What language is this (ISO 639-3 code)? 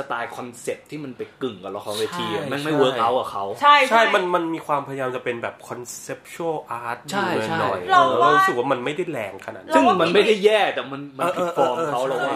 tha